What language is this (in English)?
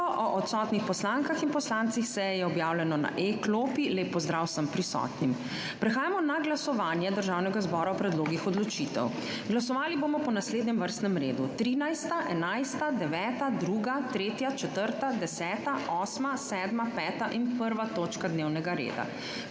Slovenian